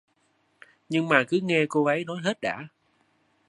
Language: Vietnamese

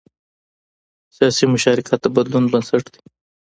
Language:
Pashto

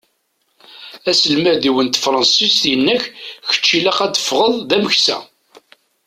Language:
Kabyle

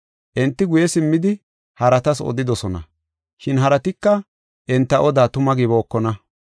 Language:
Gofa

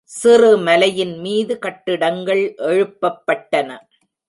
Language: Tamil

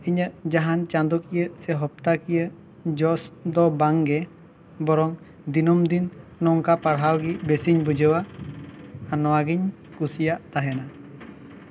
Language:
Santali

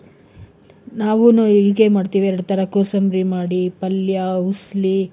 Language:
Kannada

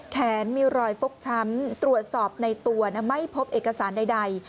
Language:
Thai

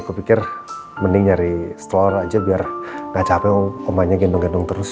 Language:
Indonesian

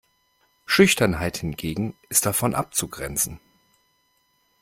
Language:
German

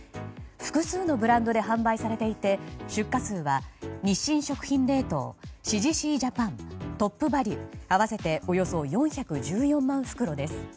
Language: Japanese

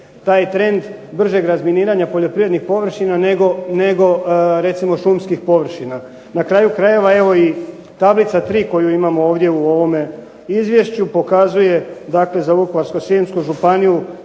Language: Croatian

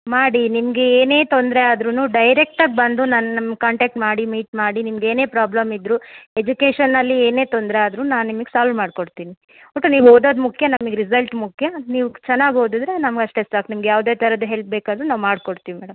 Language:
Kannada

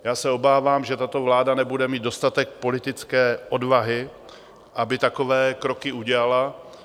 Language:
Czech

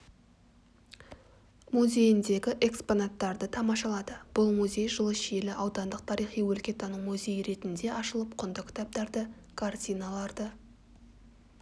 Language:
Kazakh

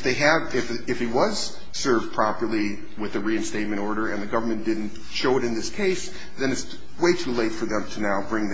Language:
English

